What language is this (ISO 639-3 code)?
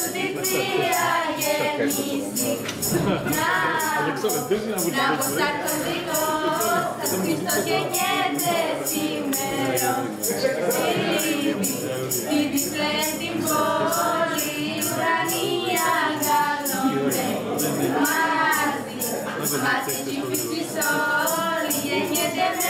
ell